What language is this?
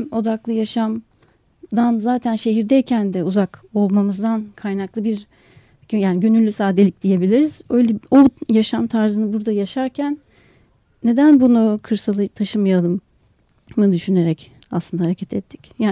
Turkish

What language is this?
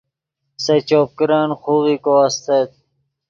Yidgha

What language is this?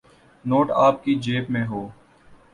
Urdu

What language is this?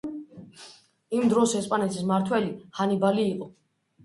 Georgian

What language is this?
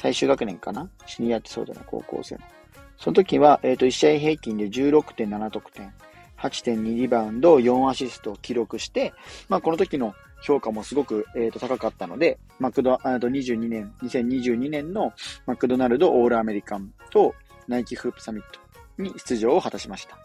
Japanese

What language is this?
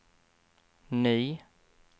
Swedish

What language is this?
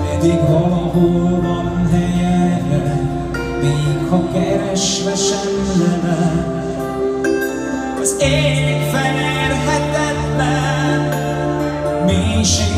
Hungarian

